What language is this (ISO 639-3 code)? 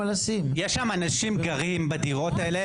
heb